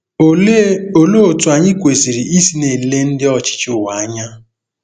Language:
Igbo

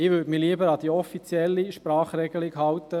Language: Swiss German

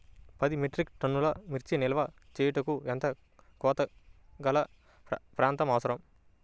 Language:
Telugu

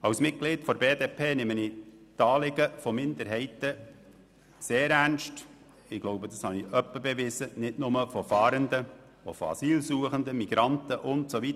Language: Swiss German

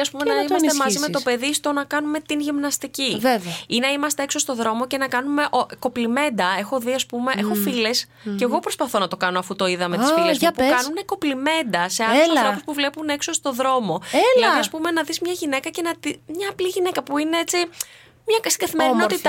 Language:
Greek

